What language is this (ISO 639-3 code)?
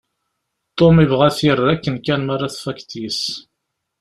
kab